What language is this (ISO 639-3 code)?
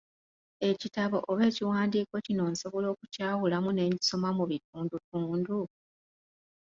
lug